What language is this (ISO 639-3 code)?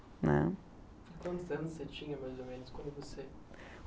por